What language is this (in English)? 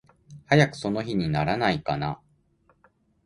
Japanese